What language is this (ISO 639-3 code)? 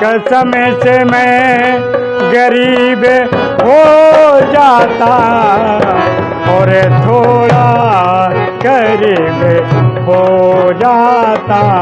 hin